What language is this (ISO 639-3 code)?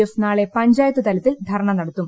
mal